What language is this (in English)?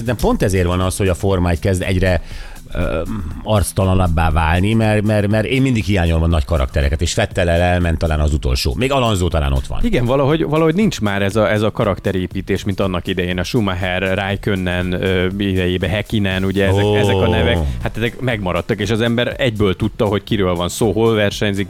Hungarian